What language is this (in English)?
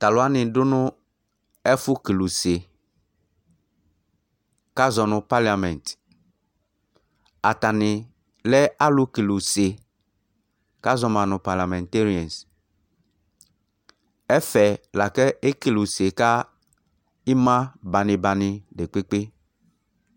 Ikposo